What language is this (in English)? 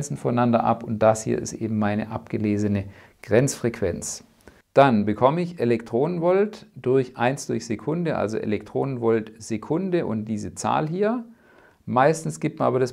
German